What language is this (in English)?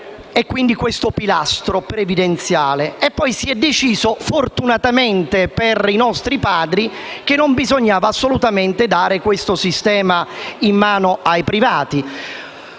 Italian